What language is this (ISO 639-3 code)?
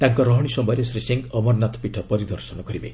ori